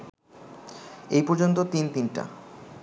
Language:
Bangla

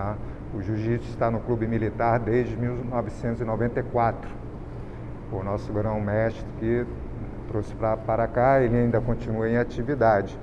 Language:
Portuguese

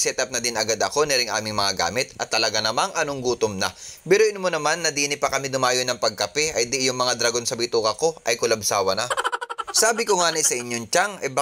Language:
Filipino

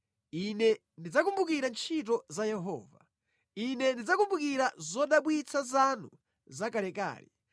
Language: Nyanja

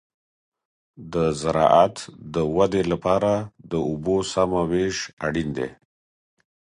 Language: Pashto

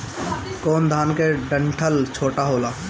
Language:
Bhojpuri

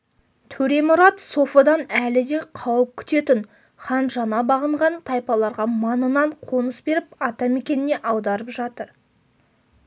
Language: Kazakh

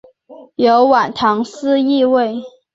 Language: Chinese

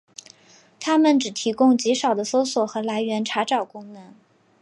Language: Chinese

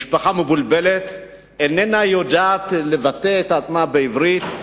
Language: Hebrew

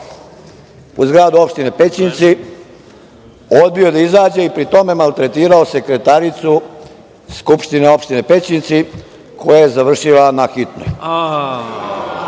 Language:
Serbian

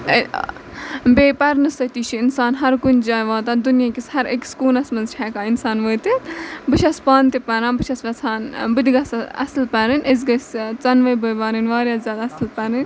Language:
Kashmiri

